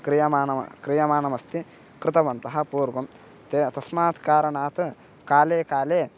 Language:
Sanskrit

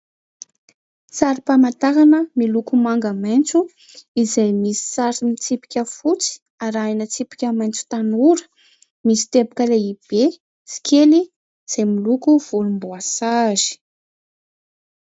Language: Malagasy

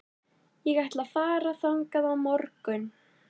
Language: Icelandic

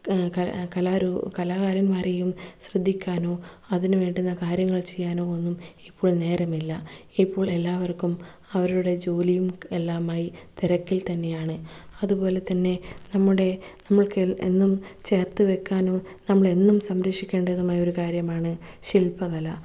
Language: Malayalam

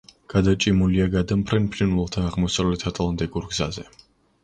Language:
Georgian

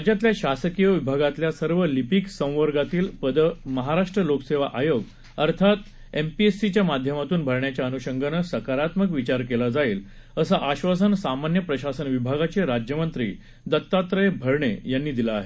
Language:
Marathi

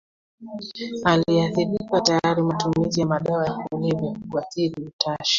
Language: Swahili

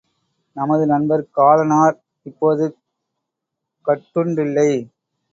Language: Tamil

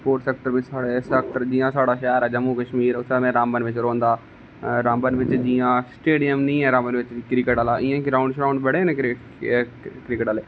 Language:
Dogri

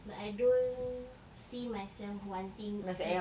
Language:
English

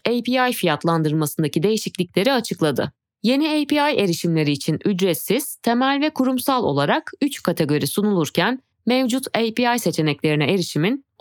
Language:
Turkish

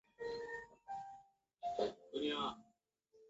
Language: Chinese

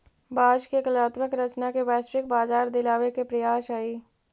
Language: Magahi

